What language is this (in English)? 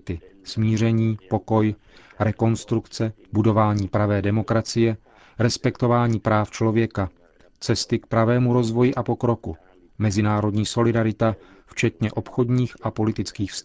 Czech